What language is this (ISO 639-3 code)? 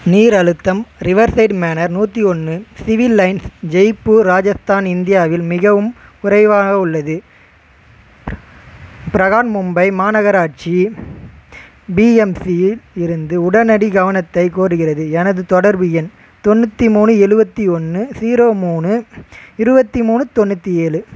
tam